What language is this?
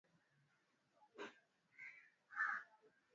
Swahili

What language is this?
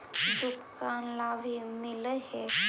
Magahi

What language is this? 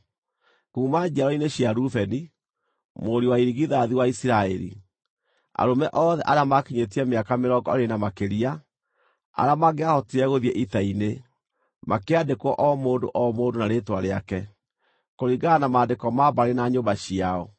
Kikuyu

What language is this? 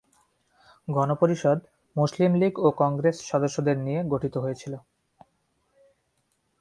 Bangla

